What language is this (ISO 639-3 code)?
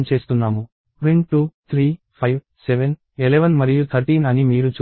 tel